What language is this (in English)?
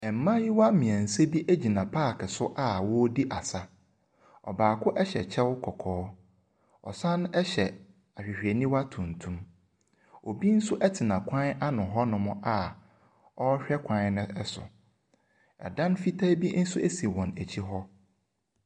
Akan